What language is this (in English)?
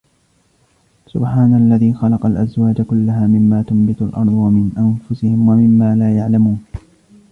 Arabic